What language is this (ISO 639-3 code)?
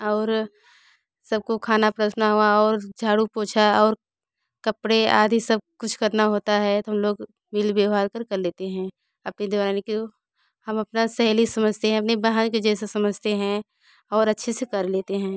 hin